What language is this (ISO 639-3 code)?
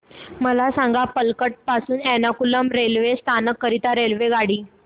mar